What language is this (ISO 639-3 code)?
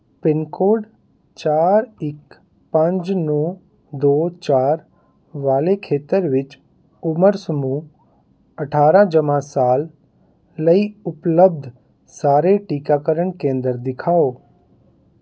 pan